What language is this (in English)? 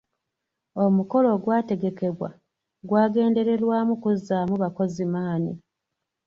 Ganda